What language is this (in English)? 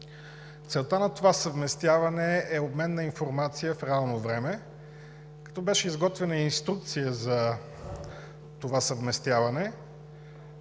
Bulgarian